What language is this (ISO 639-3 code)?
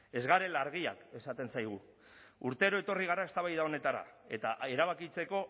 eus